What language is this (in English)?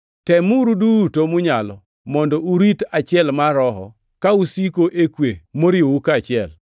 Luo (Kenya and Tanzania)